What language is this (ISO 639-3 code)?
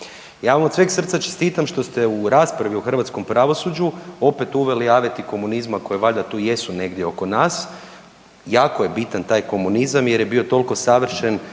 hrv